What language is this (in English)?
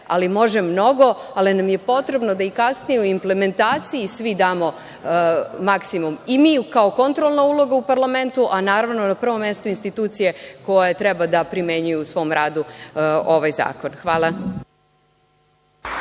Serbian